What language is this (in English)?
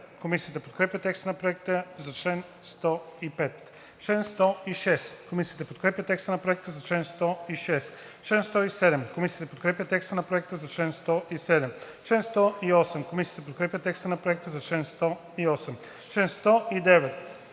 Bulgarian